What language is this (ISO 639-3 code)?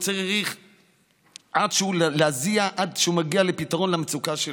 heb